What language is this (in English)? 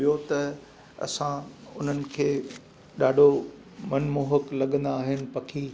Sindhi